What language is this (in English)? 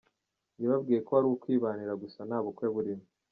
Kinyarwanda